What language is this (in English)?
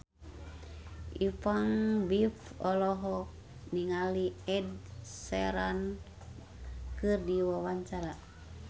Sundanese